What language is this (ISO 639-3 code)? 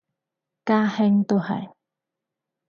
yue